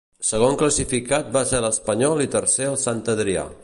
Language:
Catalan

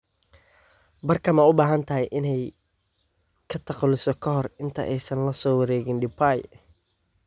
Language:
Somali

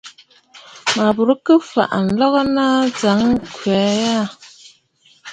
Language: Bafut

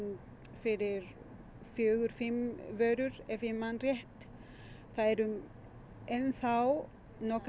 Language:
Icelandic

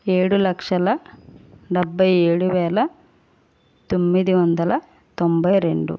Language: Telugu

